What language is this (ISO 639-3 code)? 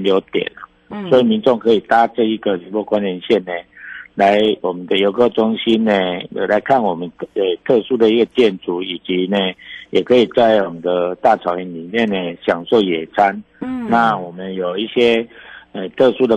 zho